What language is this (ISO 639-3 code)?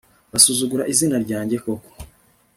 kin